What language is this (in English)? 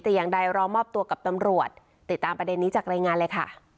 Thai